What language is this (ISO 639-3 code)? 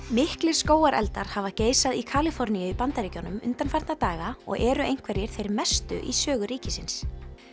isl